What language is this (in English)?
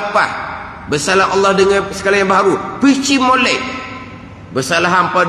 Malay